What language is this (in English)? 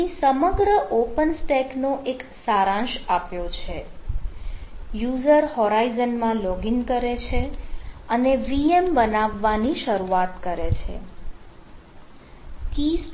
Gujarati